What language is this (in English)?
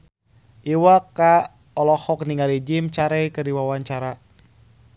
Sundanese